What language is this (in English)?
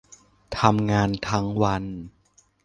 Thai